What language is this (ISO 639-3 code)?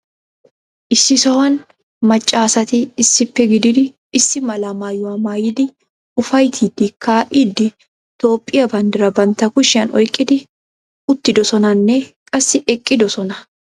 wal